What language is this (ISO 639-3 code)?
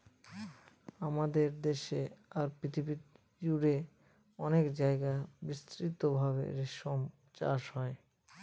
ben